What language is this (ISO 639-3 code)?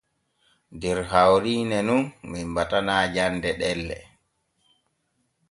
fue